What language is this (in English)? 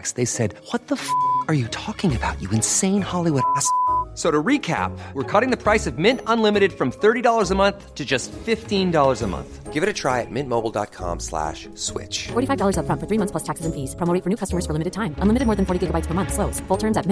Filipino